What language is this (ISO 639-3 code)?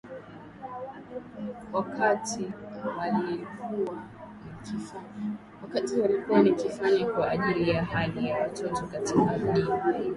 swa